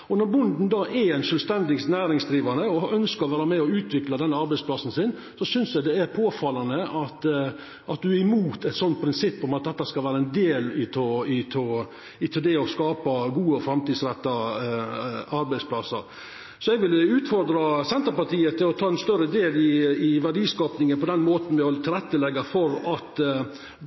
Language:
Norwegian Nynorsk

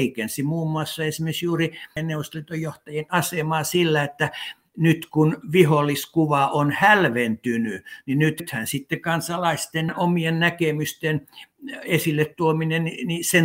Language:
Finnish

